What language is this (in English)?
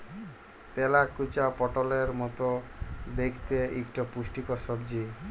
Bangla